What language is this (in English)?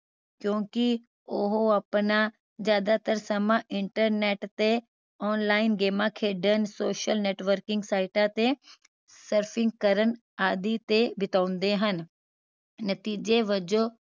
Punjabi